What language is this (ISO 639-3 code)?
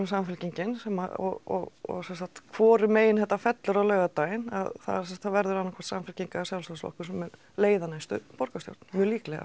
isl